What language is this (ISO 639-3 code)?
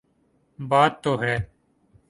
urd